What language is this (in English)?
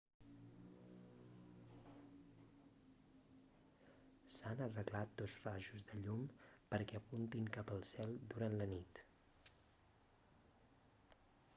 Catalan